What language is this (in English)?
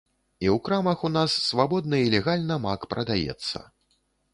Belarusian